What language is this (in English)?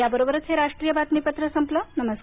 Marathi